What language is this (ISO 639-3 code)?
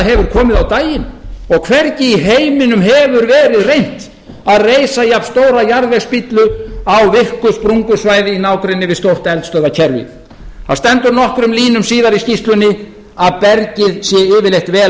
isl